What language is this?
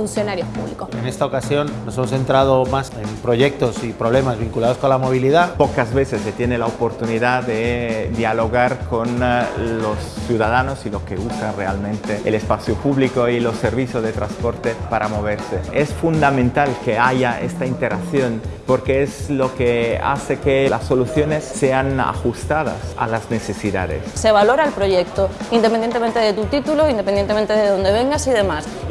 Spanish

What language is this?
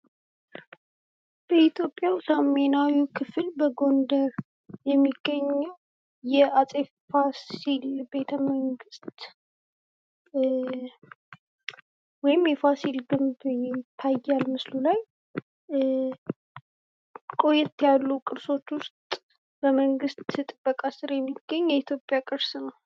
Amharic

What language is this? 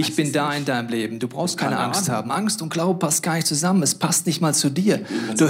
German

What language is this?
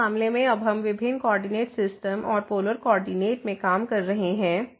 Hindi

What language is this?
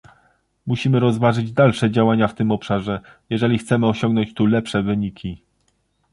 Polish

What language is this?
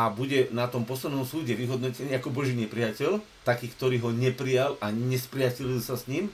Slovak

